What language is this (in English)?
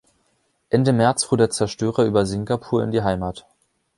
German